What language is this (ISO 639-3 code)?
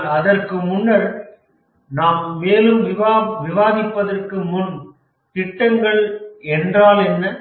tam